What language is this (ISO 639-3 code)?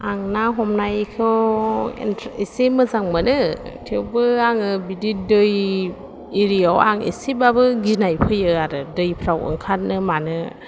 brx